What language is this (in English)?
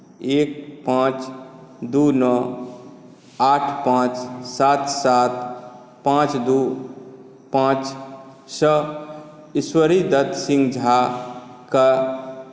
Maithili